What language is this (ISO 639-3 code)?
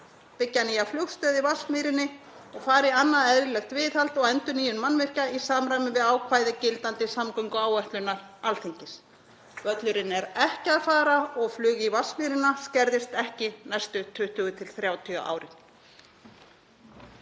isl